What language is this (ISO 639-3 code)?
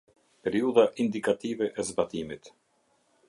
sqi